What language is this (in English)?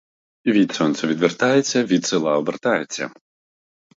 Ukrainian